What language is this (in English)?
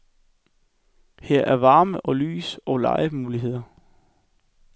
Danish